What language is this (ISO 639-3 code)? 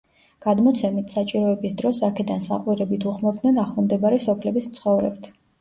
kat